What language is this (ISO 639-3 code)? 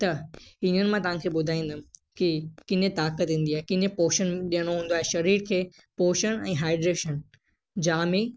snd